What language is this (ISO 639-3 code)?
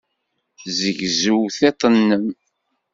kab